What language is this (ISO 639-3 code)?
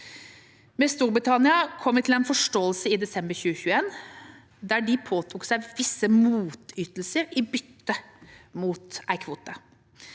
nor